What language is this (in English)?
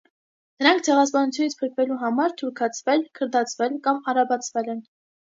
Armenian